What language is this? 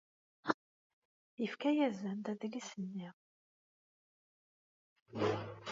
Kabyle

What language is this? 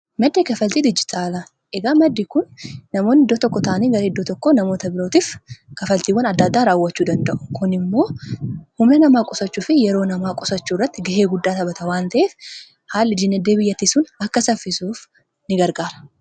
Oromo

